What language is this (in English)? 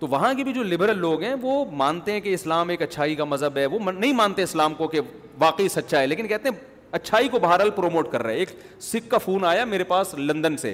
Urdu